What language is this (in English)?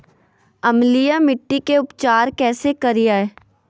Magahi